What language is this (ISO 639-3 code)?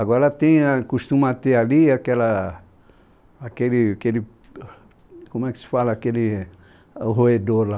por